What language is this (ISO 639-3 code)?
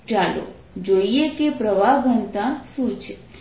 guj